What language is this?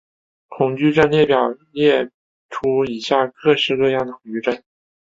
Chinese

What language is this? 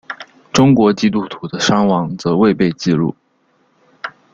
Chinese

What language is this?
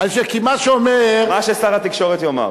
Hebrew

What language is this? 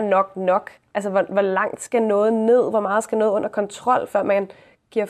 Danish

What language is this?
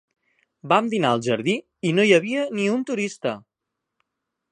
Catalan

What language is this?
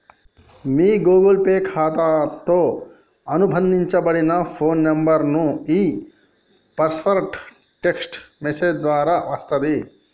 Telugu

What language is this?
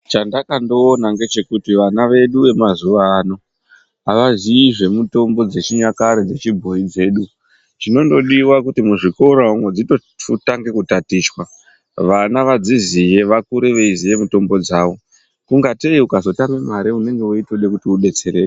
Ndau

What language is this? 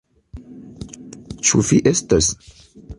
Esperanto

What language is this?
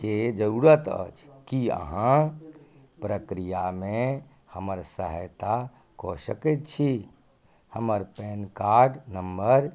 Maithili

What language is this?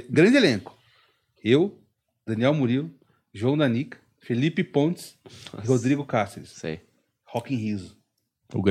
Portuguese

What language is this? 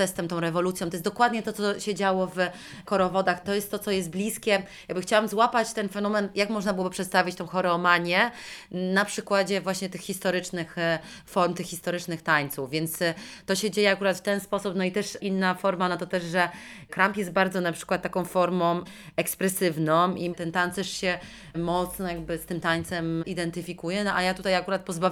Polish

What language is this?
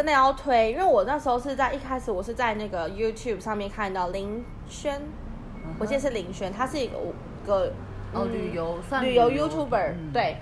Chinese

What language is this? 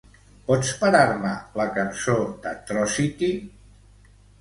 Catalan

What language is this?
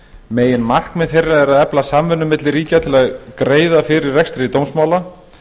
Icelandic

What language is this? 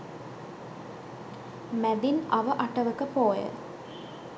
Sinhala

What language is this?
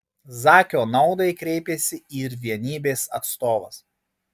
Lithuanian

